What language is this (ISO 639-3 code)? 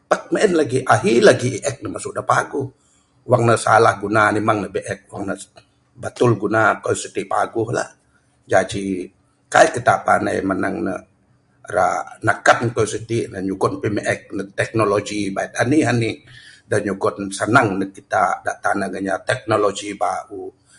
sdo